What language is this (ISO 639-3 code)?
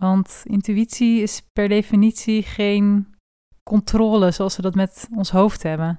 nld